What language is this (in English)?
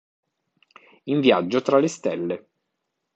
Italian